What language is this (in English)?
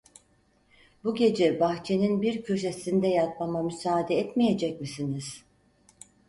Turkish